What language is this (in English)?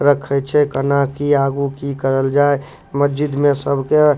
Maithili